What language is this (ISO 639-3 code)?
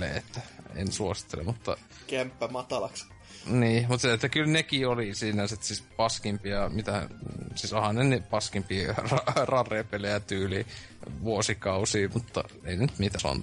fin